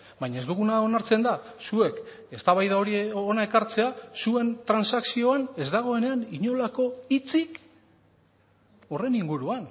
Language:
Basque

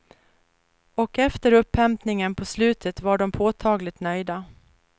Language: Swedish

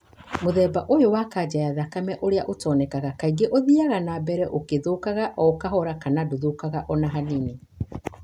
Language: Kikuyu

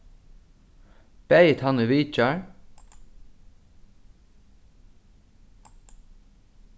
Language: Faroese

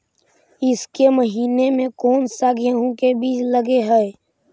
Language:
Magahi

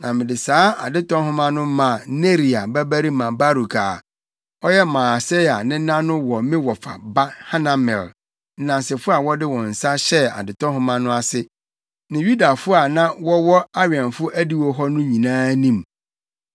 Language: Akan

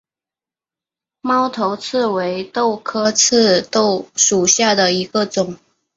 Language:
Chinese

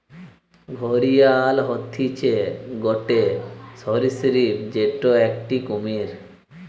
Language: Bangla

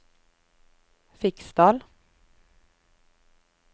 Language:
Norwegian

